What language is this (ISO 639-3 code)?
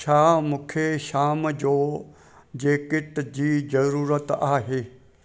snd